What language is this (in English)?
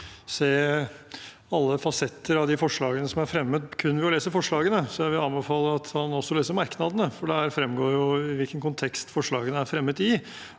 Norwegian